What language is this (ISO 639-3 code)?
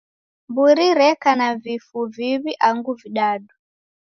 dav